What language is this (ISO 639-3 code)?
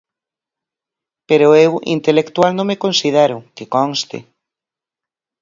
glg